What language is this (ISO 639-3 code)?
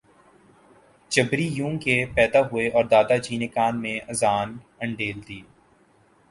urd